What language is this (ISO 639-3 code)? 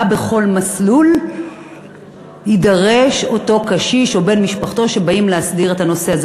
heb